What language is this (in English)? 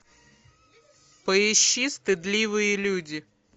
Russian